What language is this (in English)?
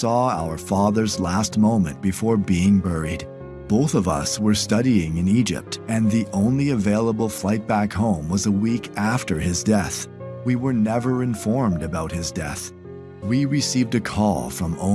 English